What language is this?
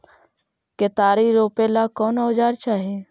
Magahi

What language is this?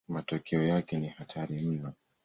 Swahili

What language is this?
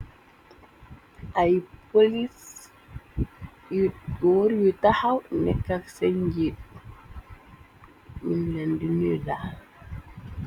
Wolof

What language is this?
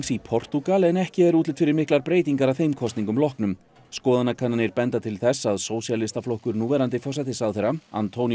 Icelandic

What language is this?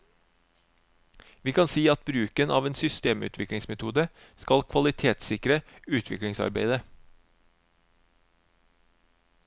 Norwegian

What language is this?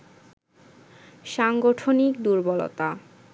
Bangla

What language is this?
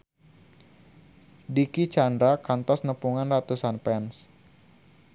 Sundanese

